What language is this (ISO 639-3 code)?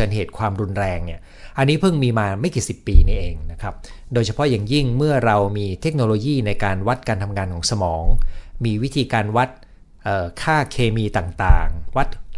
tha